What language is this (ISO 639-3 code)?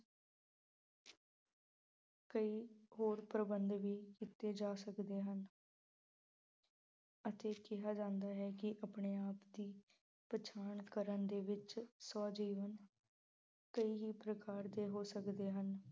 pan